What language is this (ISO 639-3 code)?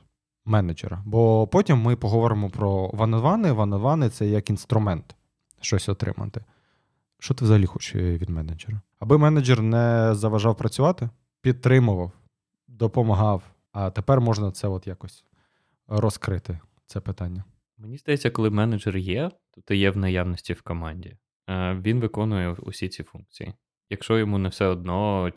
ukr